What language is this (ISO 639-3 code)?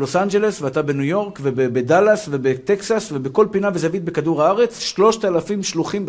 heb